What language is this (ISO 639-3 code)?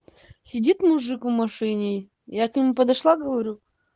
rus